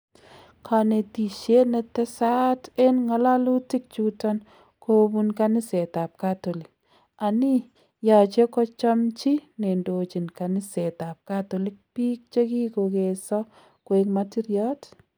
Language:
Kalenjin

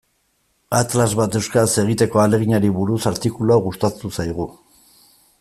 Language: Basque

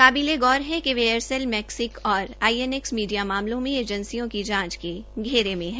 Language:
Hindi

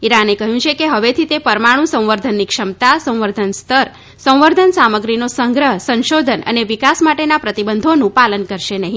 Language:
Gujarati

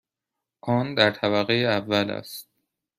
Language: Persian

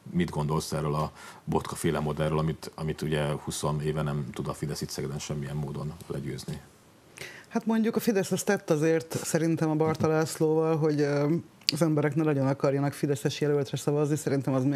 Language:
Hungarian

